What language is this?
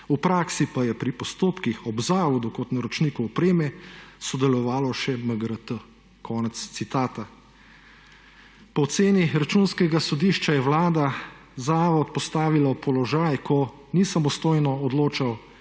Slovenian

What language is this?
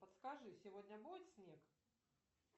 Russian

